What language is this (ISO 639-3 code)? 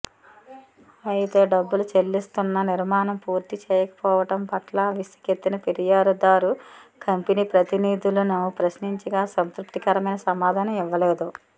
tel